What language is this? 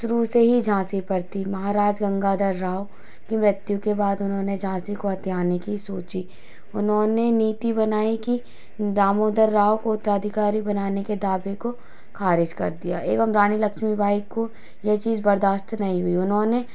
Hindi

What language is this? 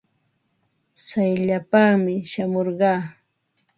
Ambo-Pasco Quechua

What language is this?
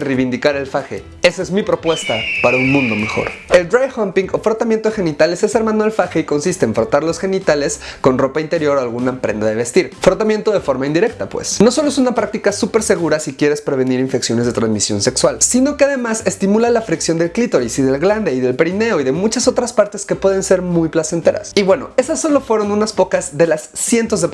Spanish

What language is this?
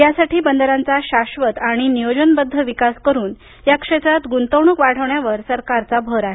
Marathi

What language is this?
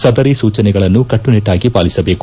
Kannada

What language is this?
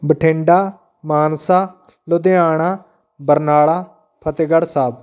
Punjabi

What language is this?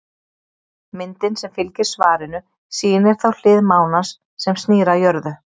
Icelandic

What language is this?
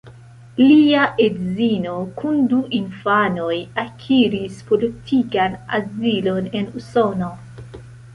Esperanto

